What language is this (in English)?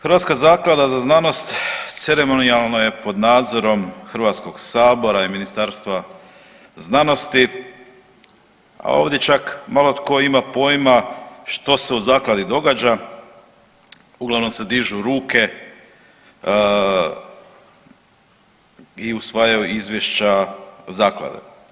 Croatian